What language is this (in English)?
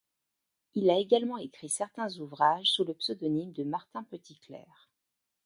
French